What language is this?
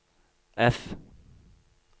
Norwegian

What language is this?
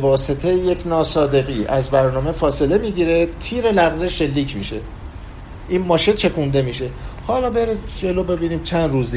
Persian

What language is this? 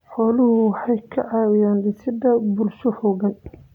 Somali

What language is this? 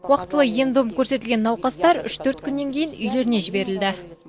Kazakh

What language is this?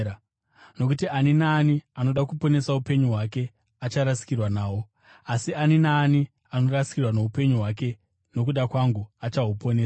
Shona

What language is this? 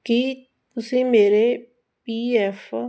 Punjabi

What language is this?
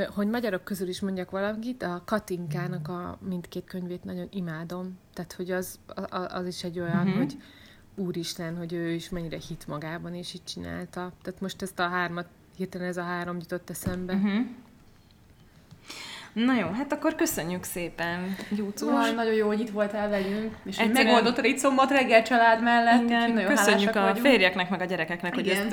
Hungarian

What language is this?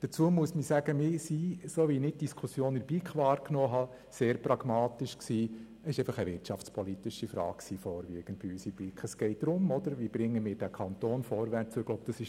Swiss German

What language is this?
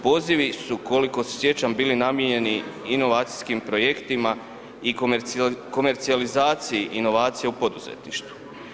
Croatian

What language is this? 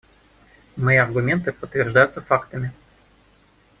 Russian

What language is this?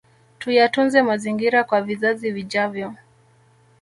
Swahili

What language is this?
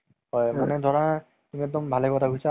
Assamese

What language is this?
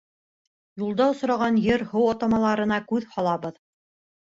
Bashkir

